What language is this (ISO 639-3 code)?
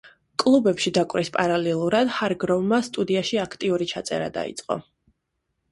kat